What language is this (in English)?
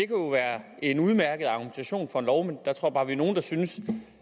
Danish